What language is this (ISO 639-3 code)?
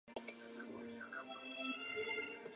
zho